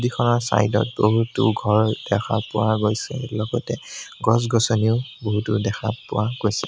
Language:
Assamese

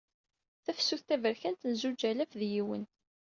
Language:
Kabyle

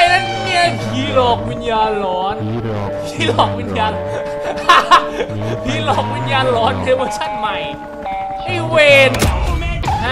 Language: Thai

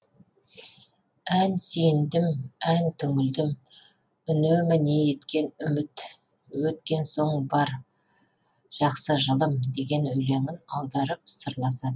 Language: Kazakh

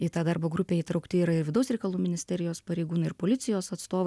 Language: Lithuanian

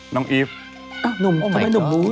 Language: Thai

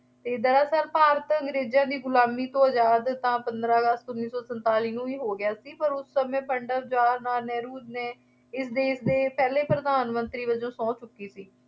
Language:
Punjabi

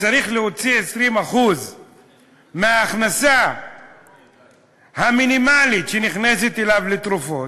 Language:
Hebrew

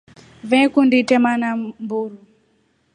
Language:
Rombo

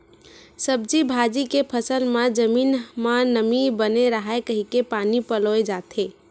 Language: Chhattisgarhi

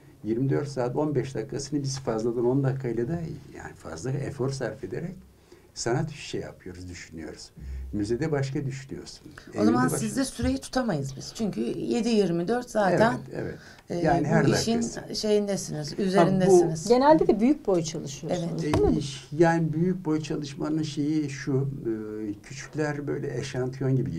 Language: Turkish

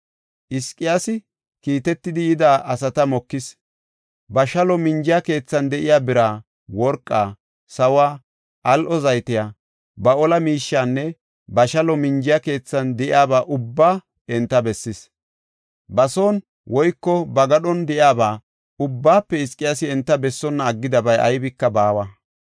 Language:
Gofa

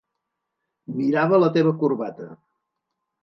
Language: Catalan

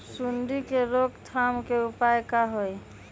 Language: Magahi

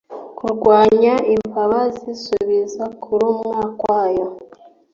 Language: Kinyarwanda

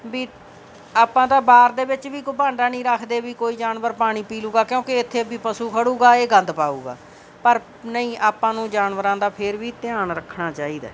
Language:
Punjabi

